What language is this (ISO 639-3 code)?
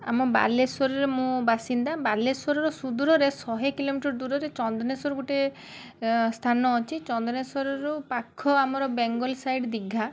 ori